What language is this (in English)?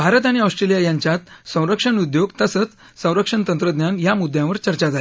Marathi